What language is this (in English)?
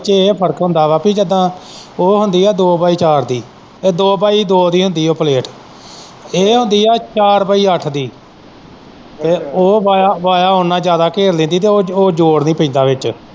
Punjabi